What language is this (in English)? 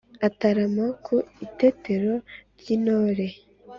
Kinyarwanda